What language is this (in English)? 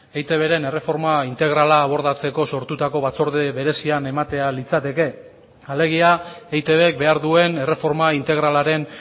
Basque